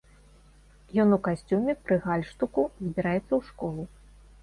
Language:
Belarusian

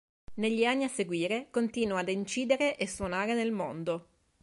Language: Italian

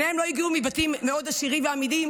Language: Hebrew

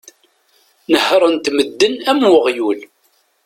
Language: Kabyle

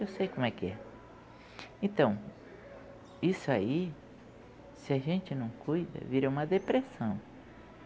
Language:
Portuguese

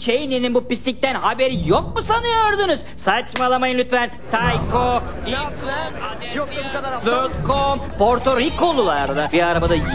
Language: Turkish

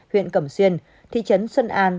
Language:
Vietnamese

